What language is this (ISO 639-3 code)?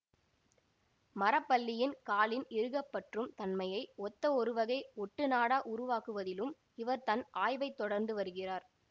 tam